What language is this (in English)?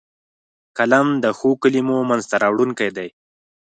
Pashto